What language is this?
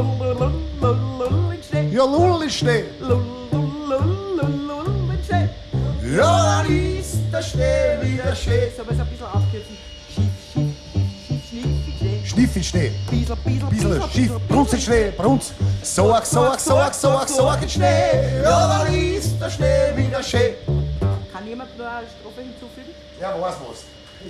German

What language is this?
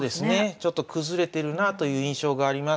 Japanese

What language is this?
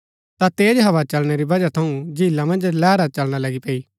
Gaddi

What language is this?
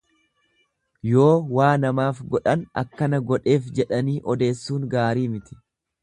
Oromo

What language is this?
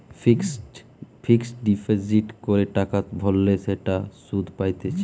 Bangla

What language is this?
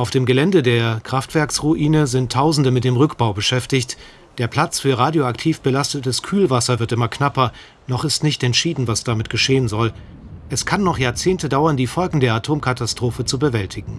German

